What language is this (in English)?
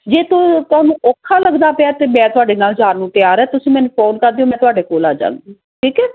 Punjabi